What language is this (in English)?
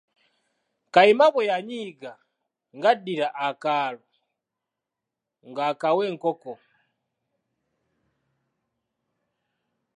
Ganda